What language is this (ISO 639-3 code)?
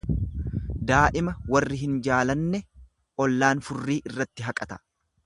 orm